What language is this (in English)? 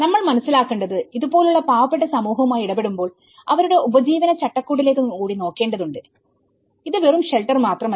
Malayalam